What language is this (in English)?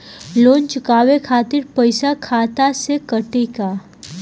Bhojpuri